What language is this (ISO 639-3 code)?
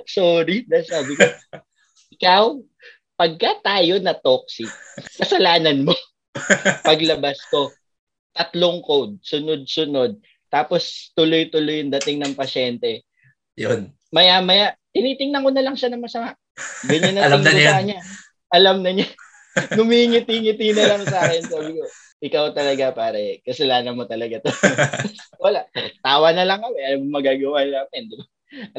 fil